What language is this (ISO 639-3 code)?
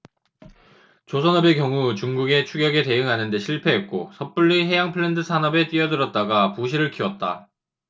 kor